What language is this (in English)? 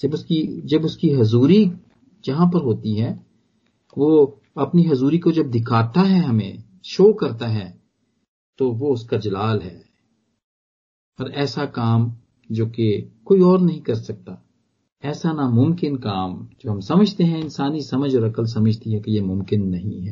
Punjabi